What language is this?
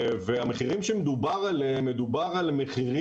Hebrew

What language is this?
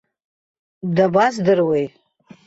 Abkhazian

